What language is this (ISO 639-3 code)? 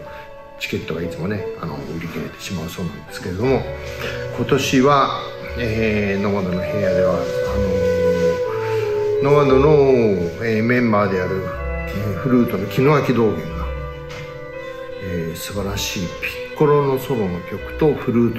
jpn